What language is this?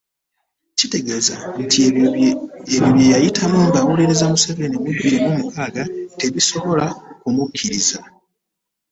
Ganda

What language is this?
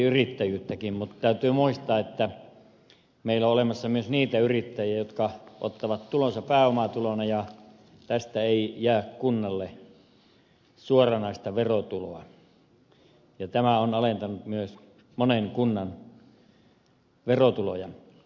Finnish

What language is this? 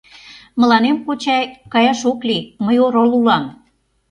Mari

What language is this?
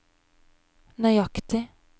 Norwegian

